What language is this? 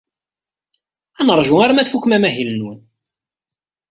Kabyle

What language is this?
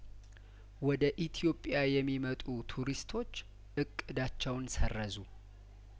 Amharic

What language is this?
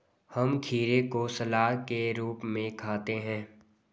Hindi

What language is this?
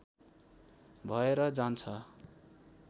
Nepali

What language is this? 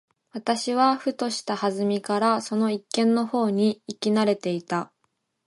Japanese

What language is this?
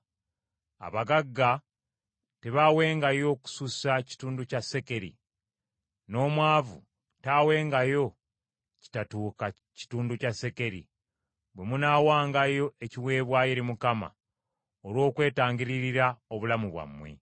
Ganda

